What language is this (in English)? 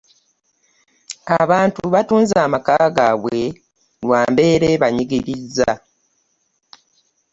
Ganda